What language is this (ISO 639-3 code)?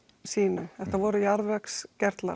isl